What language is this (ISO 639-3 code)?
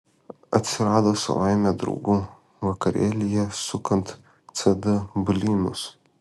lit